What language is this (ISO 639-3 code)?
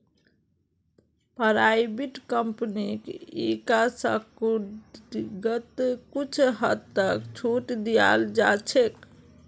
mag